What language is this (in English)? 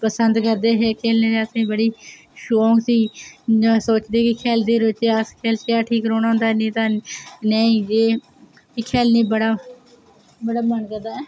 Dogri